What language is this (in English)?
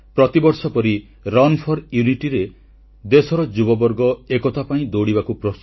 Odia